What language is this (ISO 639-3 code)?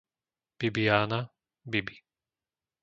slk